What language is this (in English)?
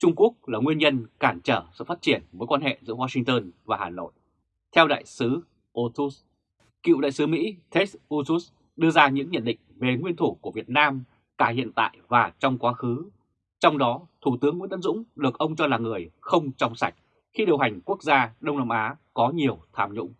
Vietnamese